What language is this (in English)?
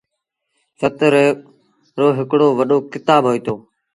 Sindhi Bhil